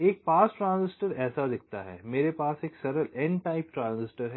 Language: Hindi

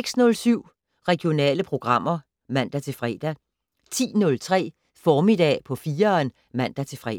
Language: Danish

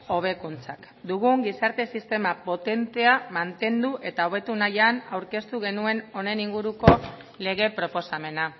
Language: Basque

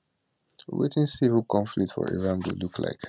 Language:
Nigerian Pidgin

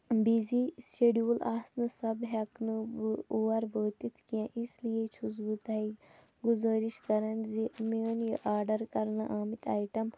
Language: Kashmiri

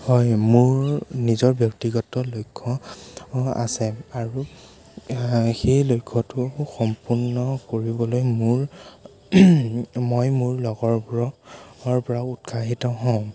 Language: Assamese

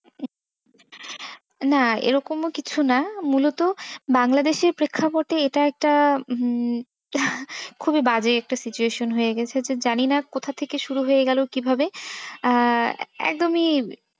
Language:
Bangla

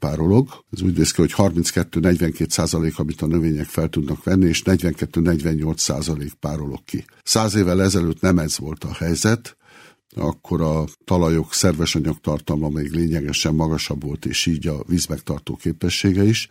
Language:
Hungarian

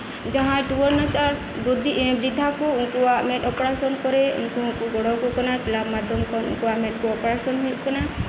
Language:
Santali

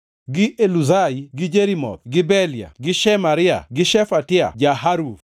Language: Luo (Kenya and Tanzania)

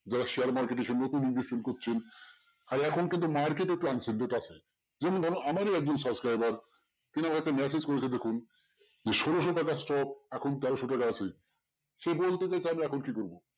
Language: Bangla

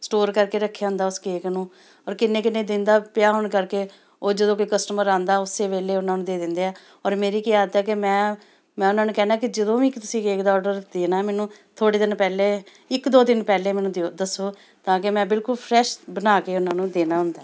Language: Punjabi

